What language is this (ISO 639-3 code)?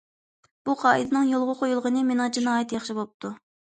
uig